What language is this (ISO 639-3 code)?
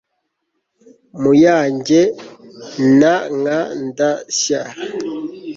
kin